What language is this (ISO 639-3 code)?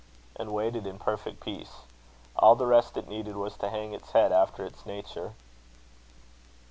eng